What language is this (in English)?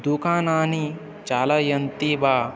Sanskrit